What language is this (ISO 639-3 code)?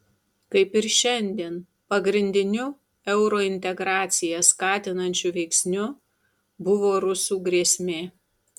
lit